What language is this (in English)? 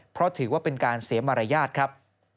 Thai